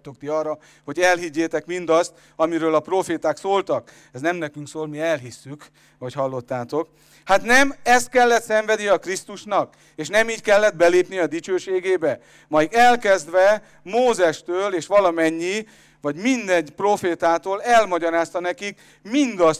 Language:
Hungarian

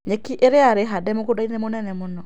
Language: Kikuyu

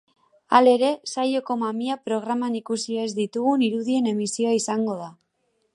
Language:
Basque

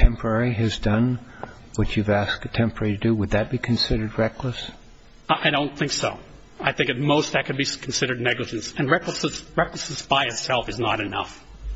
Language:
English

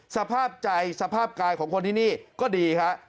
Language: Thai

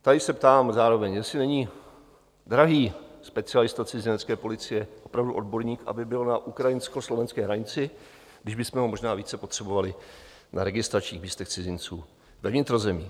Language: Czech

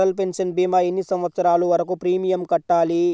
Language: Telugu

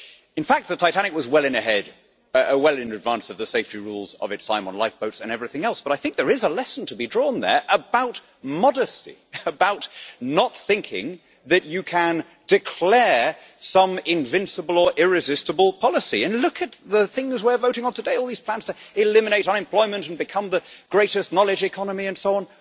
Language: English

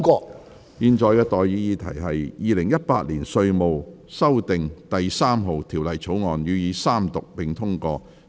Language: Cantonese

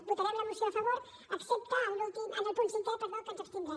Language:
Catalan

